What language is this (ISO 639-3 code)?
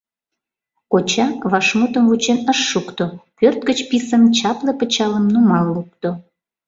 chm